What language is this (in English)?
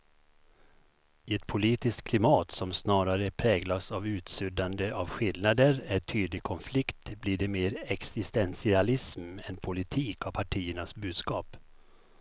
Swedish